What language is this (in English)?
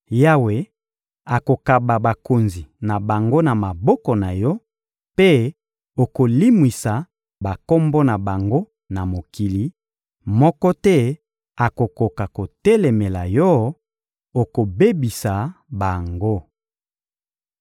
Lingala